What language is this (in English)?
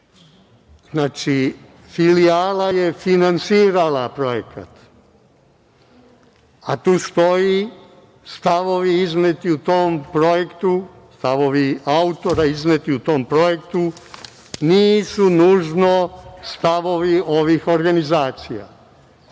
Serbian